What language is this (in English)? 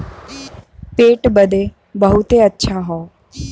Bhojpuri